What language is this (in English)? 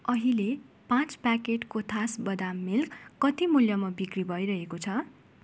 Nepali